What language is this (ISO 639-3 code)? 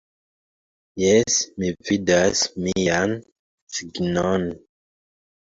epo